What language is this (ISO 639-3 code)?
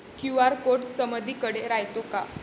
mar